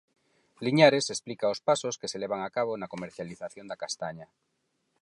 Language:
Galician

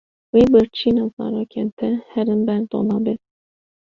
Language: Kurdish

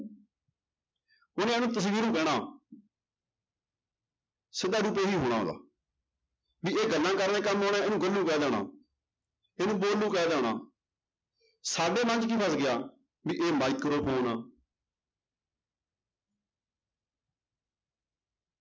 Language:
Punjabi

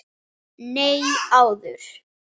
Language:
Icelandic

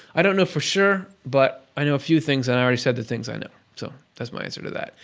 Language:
English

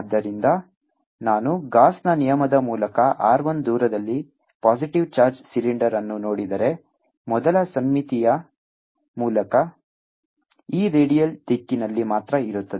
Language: Kannada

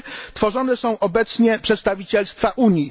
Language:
Polish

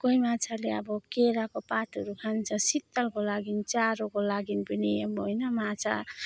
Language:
Nepali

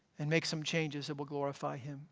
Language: English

